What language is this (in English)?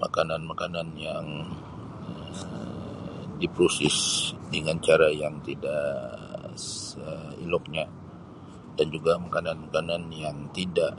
Sabah Malay